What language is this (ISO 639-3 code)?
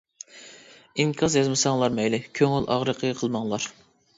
uig